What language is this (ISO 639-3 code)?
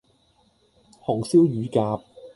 yue